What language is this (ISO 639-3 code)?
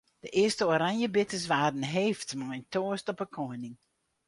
fry